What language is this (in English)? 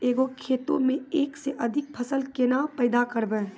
Maithili